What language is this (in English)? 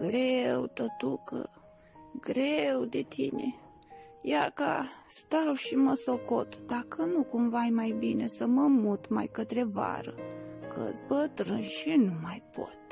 Romanian